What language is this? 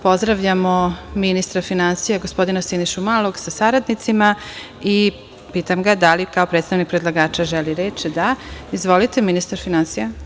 Serbian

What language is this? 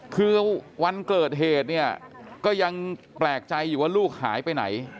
Thai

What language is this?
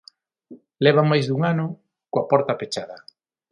Galician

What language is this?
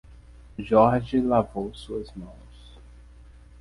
Portuguese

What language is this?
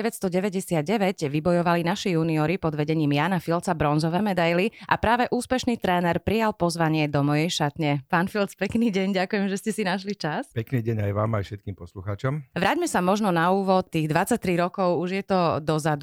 Slovak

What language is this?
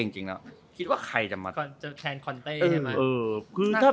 Thai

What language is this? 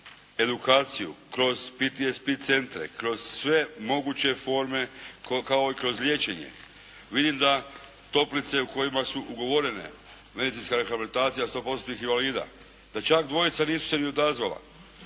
Croatian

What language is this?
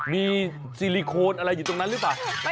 Thai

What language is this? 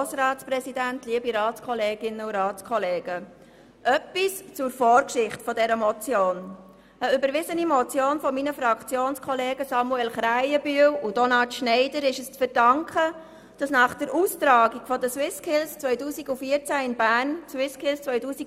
Swiss German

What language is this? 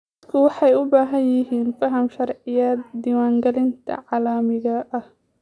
Somali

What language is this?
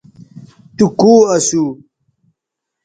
Bateri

